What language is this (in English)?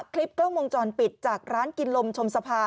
Thai